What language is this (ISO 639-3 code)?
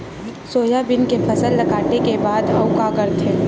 hne